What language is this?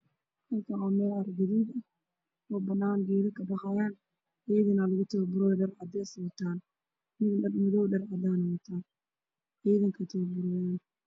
Somali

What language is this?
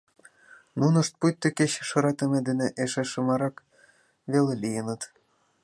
Mari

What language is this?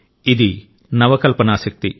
Telugu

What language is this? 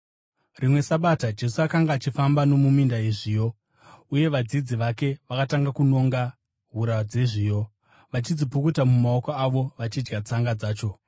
Shona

